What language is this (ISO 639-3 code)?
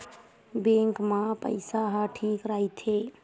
hne